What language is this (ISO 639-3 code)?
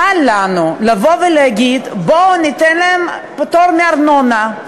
heb